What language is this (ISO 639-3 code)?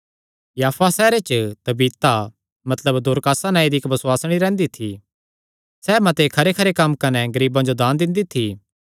xnr